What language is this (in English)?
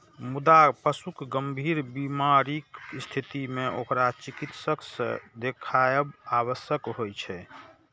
Maithili